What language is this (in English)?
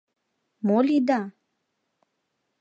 Mari